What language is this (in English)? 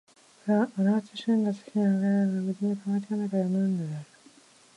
Japanese